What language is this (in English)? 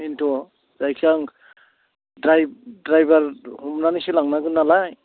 Bodo